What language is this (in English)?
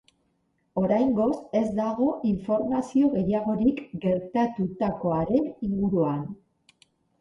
Basque